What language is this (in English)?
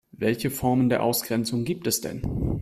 German